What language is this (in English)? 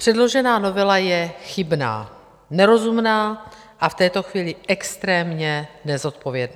Czech